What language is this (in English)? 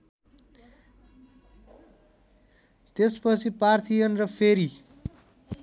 Nepali